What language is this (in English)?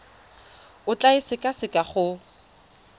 Tswana